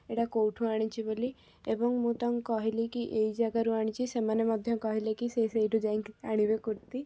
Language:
Odia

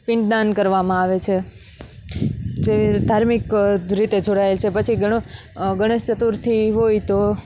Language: Gujarati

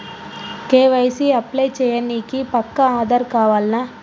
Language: Telugu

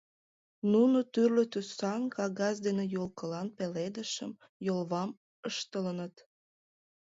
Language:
Mari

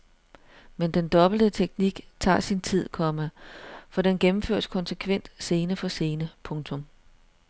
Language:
Danish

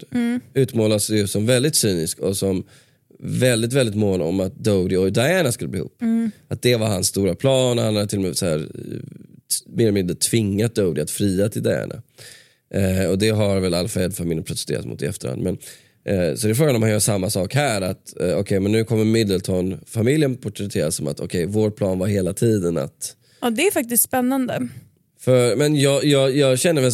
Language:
Swedish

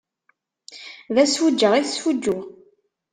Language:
Kabyle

